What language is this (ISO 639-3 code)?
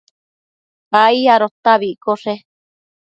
mcf